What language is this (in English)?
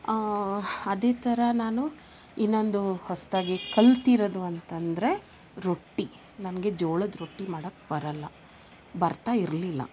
Kannada